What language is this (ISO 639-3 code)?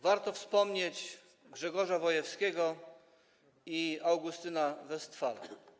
pol